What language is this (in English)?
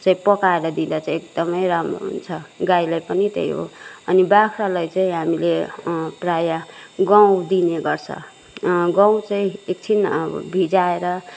Nepali